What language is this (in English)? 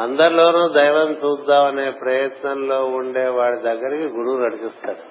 Telugu